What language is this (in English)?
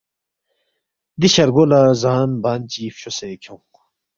Balti